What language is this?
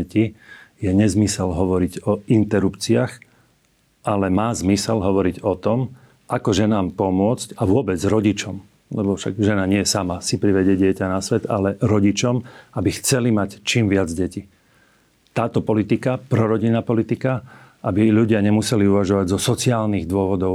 Slovak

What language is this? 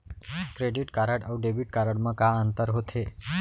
Chhattisgarhi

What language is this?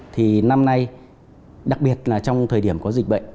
Vietnamese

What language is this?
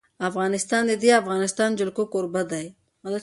Pashto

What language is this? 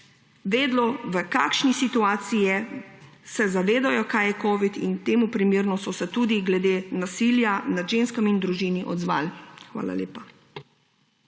Slovenian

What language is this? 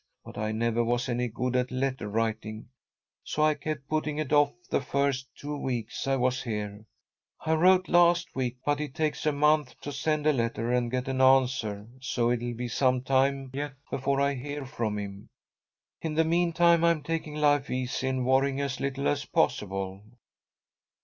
English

